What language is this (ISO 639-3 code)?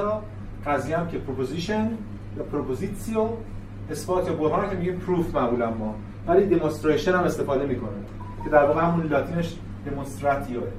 fas